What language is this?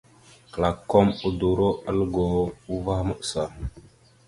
Mada (Cameroon)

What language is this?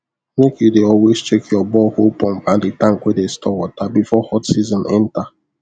Nigerian Pidgin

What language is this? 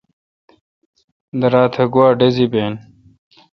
Kalkoti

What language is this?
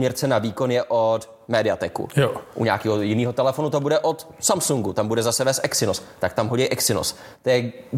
Czech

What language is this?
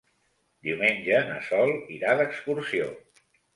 Catalan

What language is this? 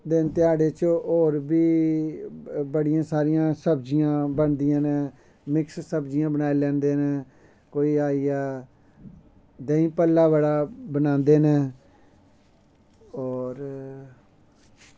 Dogri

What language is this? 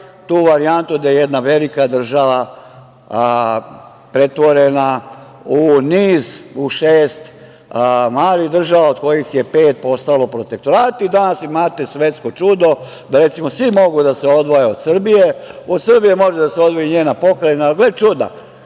Serbian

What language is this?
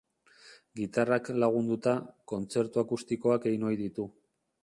Basque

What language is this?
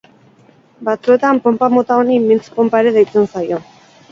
Basque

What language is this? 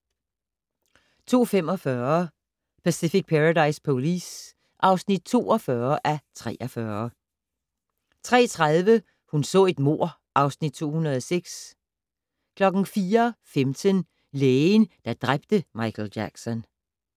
Danish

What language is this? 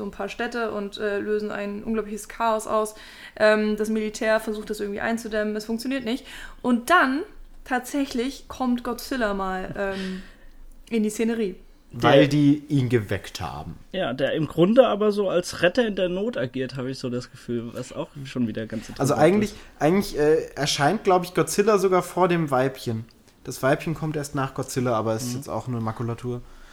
German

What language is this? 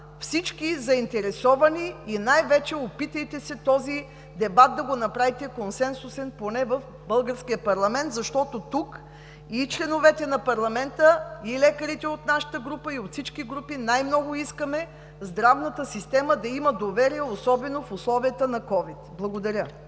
Bulgarian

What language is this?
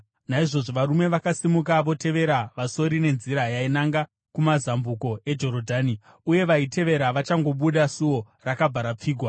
Shona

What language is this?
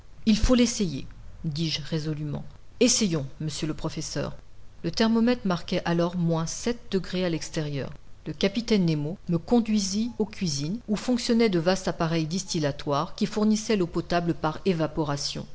French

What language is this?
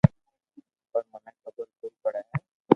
Loarki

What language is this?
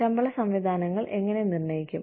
Malayalam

